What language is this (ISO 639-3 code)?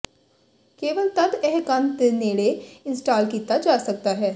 pan